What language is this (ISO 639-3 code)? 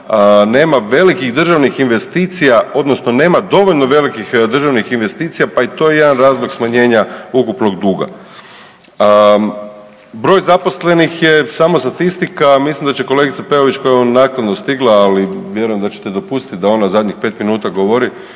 hrv